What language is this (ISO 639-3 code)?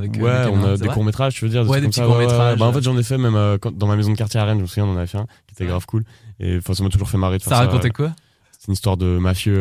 fra